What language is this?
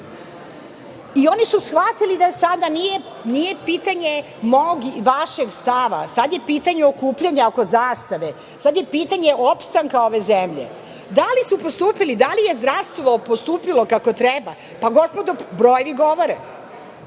Serbian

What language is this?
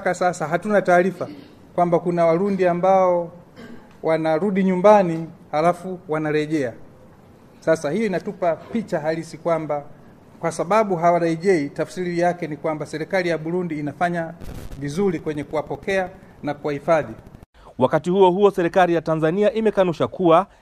Swahili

